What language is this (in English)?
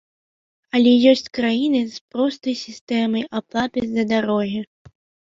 Belarusian